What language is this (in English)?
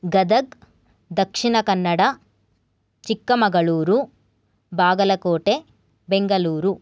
Sanskrit